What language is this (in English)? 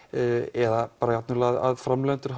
Icelandic